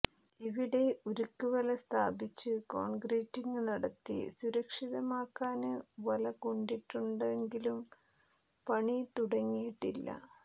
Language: Malayalam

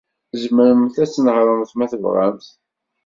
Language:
Kabyle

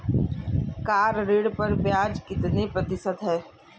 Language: Hindi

